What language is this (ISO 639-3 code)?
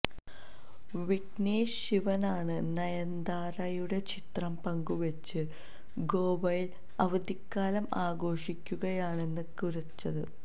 mal